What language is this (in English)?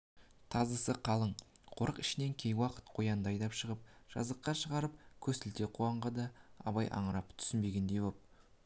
Kazakh